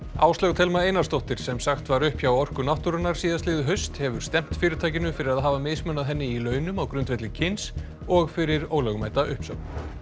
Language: Icelandic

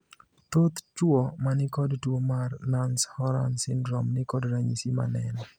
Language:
Luo (Kenya and Tanzania)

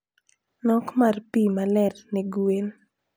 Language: Luo (Kenya and Tanzania)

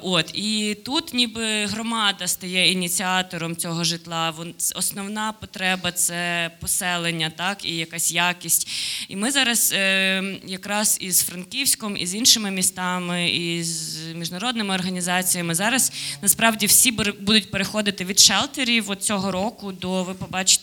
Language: Ukrainian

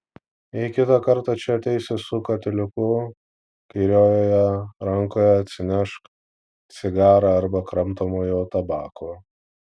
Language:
Lithuanian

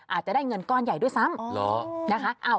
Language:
Thai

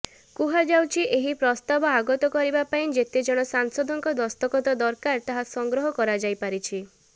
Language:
Odia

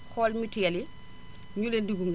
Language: Wolof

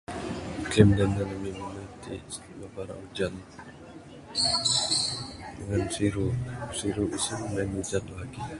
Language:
Bukar-Sadung Bidayuh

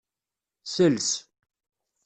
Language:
Kabyle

